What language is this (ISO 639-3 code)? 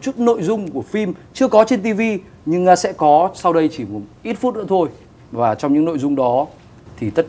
vie